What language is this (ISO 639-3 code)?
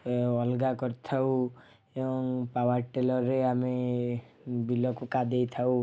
ori